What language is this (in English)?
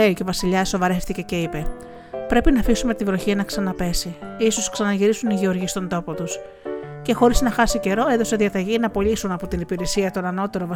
Greek